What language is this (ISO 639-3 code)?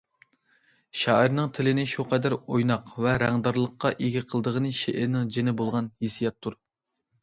uig